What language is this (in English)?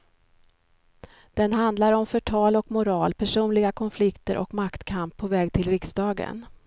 Swedish